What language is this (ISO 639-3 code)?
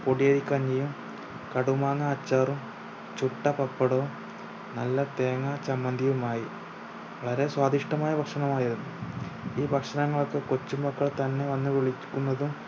mal